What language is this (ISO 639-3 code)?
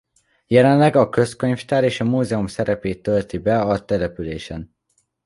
hun